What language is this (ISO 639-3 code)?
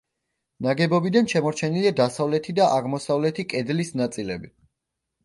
kat